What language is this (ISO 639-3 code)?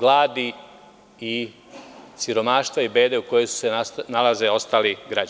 srp